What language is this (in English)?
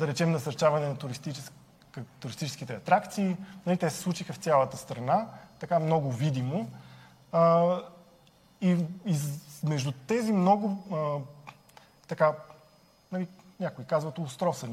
Bulgarian